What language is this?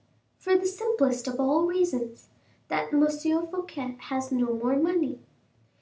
English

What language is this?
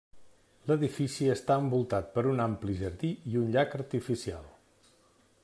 Catalan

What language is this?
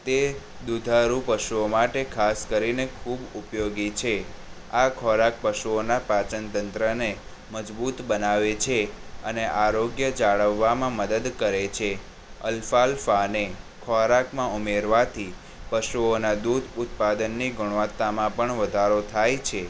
Gujarati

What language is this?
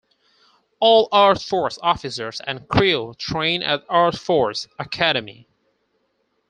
English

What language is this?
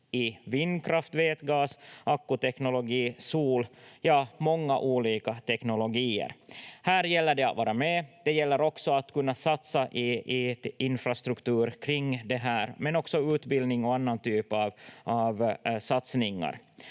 Finnish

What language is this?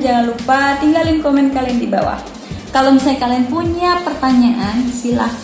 Indonesian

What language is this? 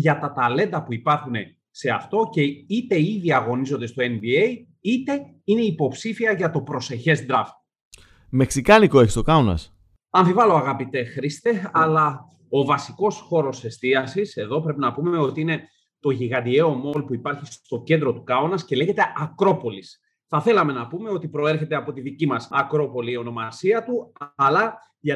Greek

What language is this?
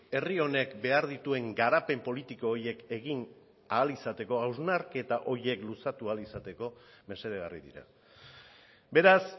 Basque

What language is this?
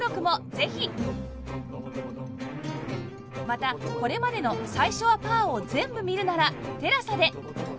Japanese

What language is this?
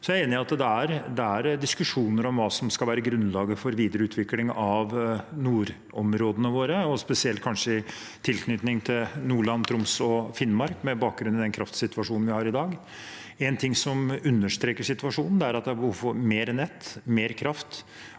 Norwegian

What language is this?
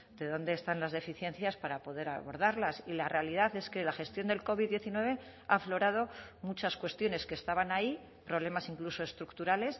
Spanish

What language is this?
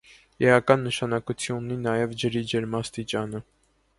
Armenian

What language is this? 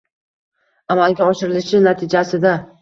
Uzbek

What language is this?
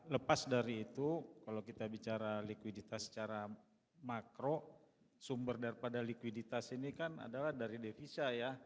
Indonesian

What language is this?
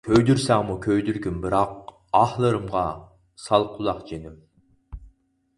Uyghur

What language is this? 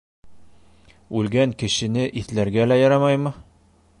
Bashkir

